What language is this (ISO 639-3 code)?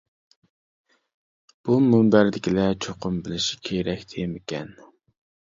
uig